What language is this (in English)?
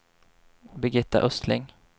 Swedish